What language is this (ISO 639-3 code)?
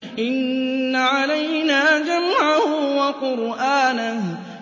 ara